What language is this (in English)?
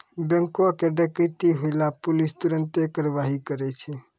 Maithili